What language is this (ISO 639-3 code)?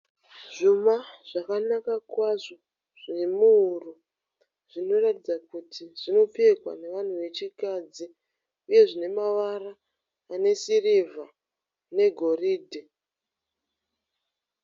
sna